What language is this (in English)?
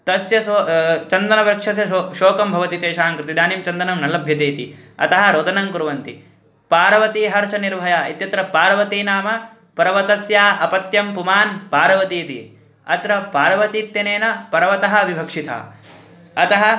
Sanskrit